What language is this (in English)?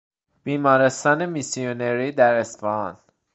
Persian